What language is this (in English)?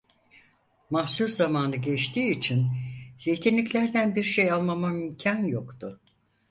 Turkish